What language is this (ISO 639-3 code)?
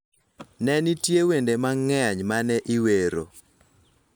luo